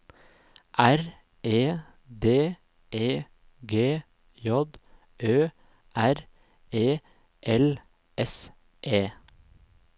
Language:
Norwegian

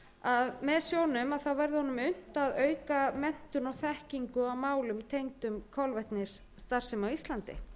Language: Icelandic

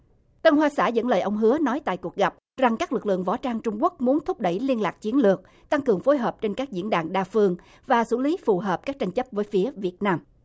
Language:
Vietnamese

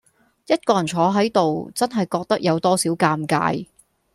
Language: Cantonese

